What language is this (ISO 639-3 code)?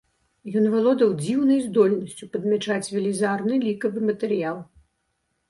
bel